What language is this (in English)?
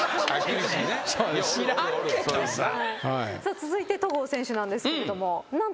Japanese